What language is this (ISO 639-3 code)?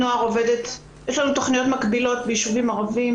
heb